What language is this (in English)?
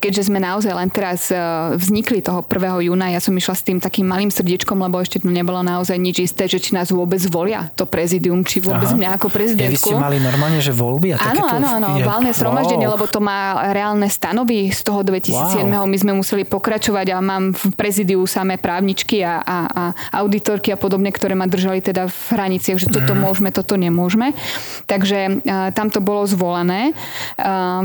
Slovak